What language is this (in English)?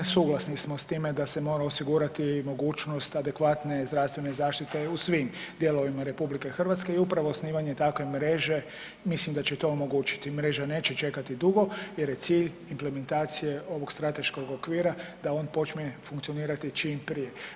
Croatian